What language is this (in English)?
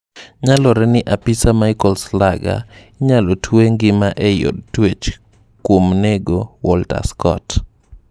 Luo (Kenya and Tanzania)